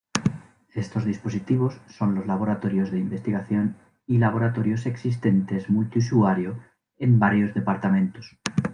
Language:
Spanish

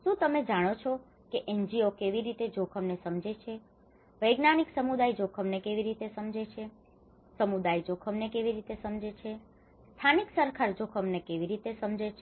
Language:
Gujarati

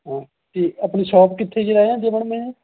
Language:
Punjabi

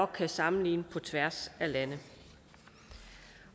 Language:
Danish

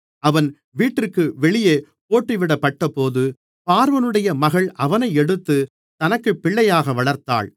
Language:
Tamil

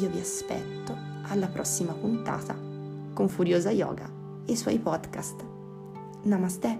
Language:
Italian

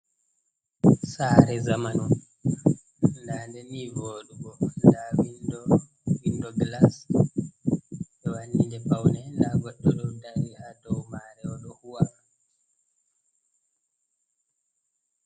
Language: Fula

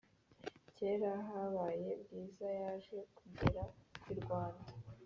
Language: Kinyarwanda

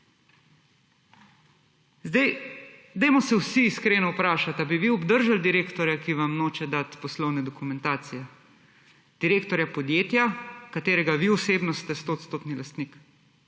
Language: Slovenian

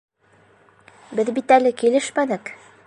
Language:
Bashkir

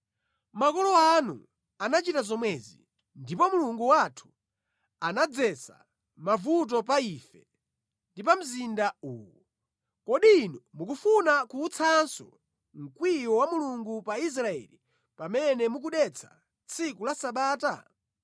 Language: Nyanja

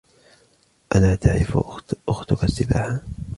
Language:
Arabic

